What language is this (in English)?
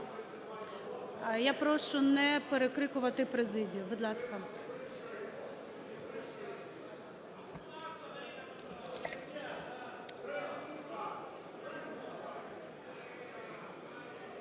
Ukrainian